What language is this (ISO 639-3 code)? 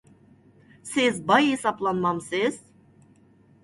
uig